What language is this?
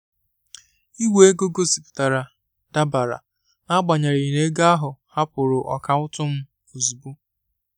Igbo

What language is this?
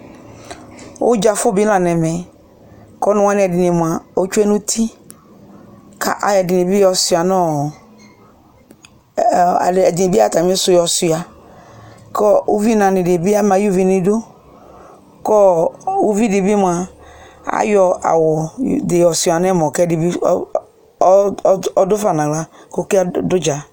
Ikposo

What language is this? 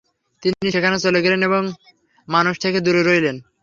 Bangla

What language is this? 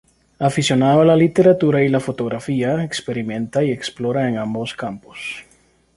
Spanish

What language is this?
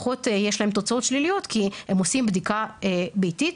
Hebrew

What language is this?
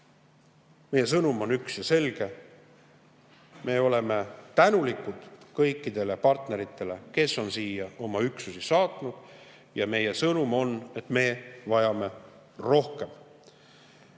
Estonian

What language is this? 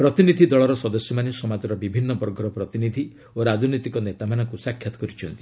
Odia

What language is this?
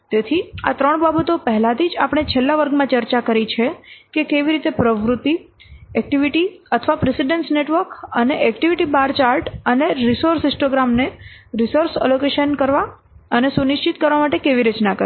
Gujarati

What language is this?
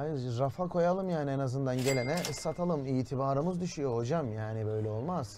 Turkish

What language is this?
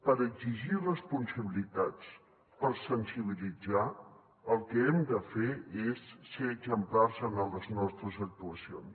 Catalan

